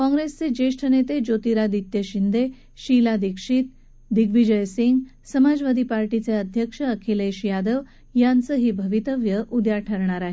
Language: Marathi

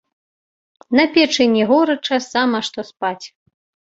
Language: Belarusian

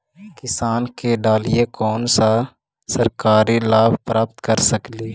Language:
Magahi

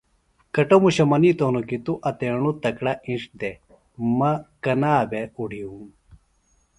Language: Phalura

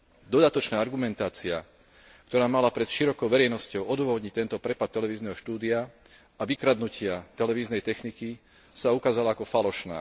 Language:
Slovak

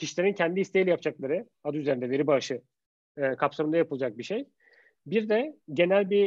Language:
Turkish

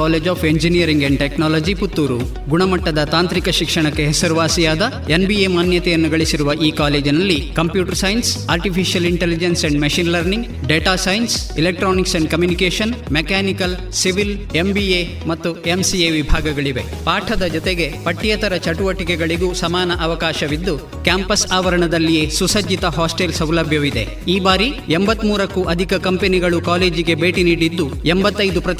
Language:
Kannada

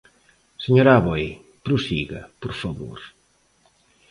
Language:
Galician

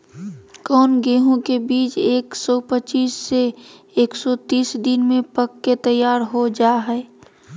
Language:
Magahi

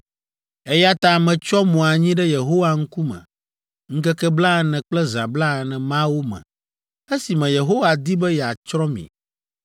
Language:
Ewe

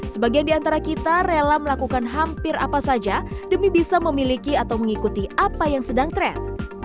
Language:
Indonesian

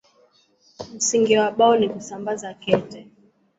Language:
Swahili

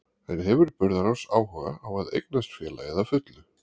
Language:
Icelandic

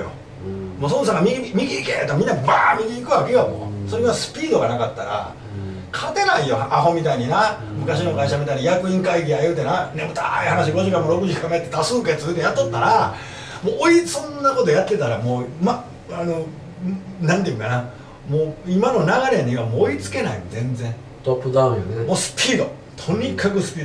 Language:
Japanese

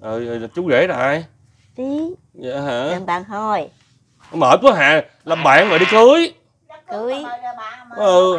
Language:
Vietnamese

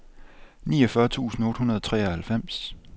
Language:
Danish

